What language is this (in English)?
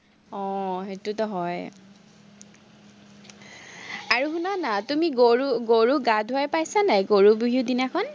Assamese